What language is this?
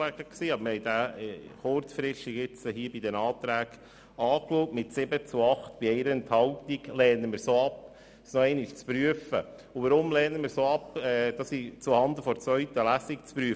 Swiss German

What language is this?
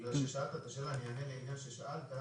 Hebrew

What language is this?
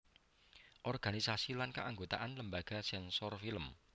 Javanese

